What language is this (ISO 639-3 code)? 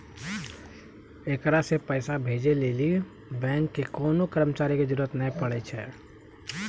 mai